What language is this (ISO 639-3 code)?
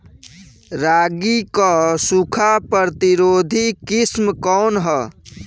bho